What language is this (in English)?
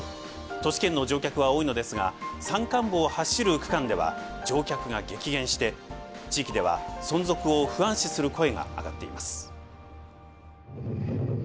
Japanese